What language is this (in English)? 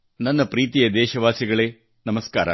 Kannada